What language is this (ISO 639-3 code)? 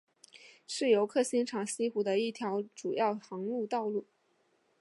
zho